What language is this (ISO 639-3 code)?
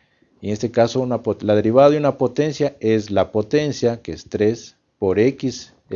spa